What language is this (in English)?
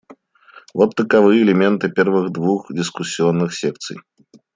Russian